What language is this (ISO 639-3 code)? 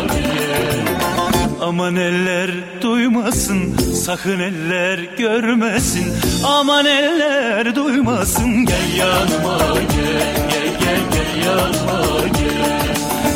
tur